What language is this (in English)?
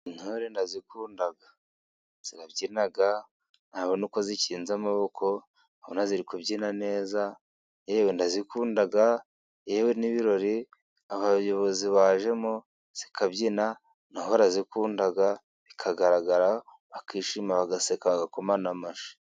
Kinyarwanda